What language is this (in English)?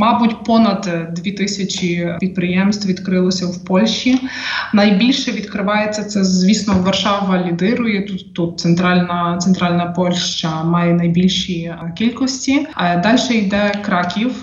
Ukrainian